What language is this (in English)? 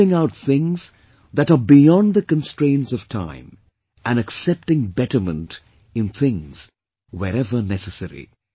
English